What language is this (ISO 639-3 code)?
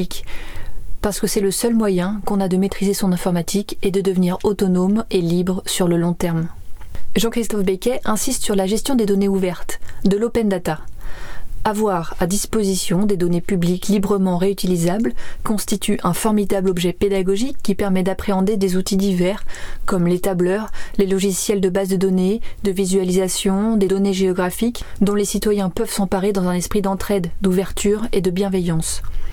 fra